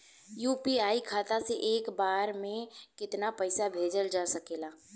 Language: Bhojpuri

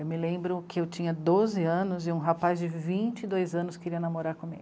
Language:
Portuguese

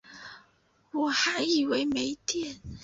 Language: Chinese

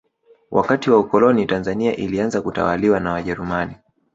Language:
Swahili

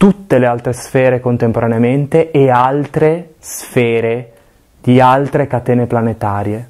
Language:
Italian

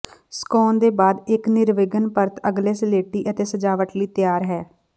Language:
Punjabi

